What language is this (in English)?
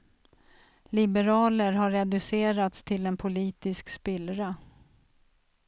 Swedish